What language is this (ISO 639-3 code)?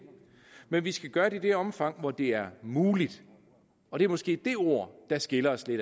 dan